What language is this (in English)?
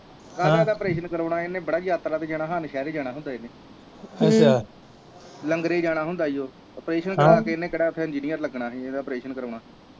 Punjabi